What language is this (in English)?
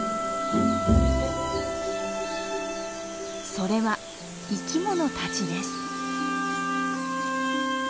Japanese